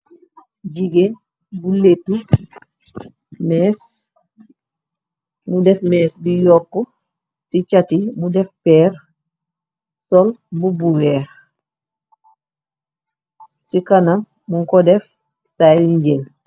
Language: Wolof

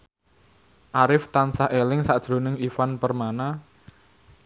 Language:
Javanese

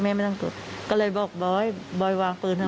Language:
Thai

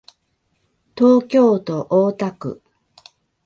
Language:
Japanese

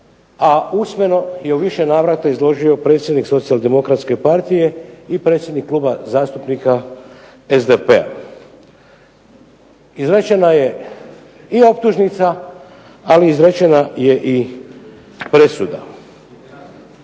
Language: Croatian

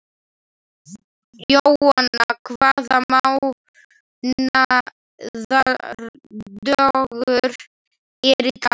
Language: Icelandic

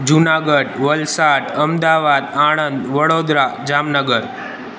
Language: Sindhi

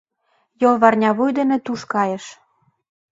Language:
Mari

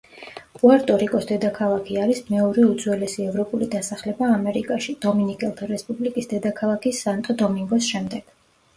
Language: Georgian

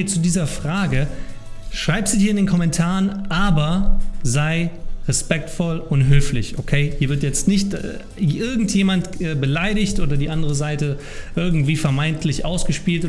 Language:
German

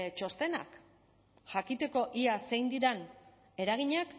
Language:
Basque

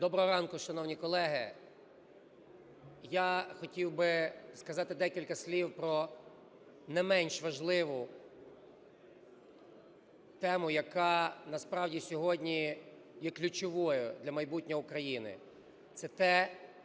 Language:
Ukrainian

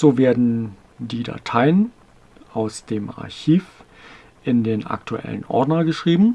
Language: German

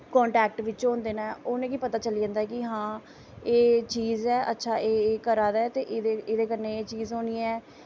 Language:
Dogri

